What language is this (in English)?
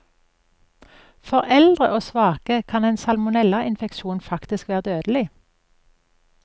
Norwegian